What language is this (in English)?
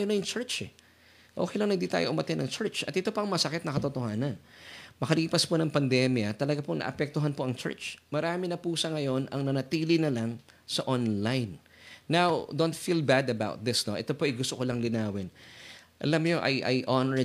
Filipino